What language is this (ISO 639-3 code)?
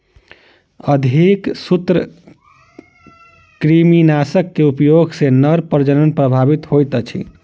mai